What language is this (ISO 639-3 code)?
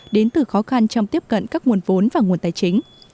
vie